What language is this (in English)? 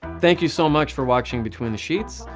English